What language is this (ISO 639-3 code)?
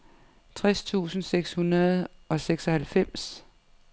dan